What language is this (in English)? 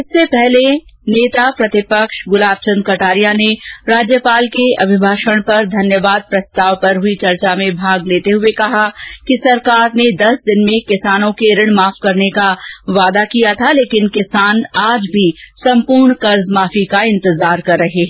Hindi